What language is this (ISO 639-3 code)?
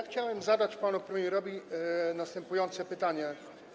pol